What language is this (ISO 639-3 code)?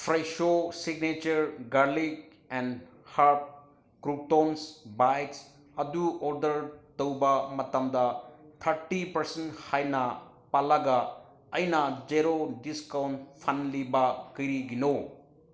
mni